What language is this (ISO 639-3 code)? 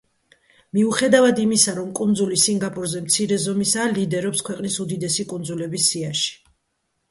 kat